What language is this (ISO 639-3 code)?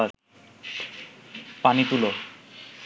ben